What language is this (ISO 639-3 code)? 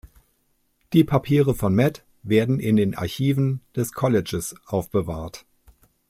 deu